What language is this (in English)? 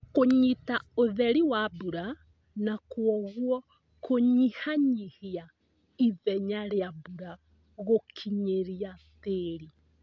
Kikuyu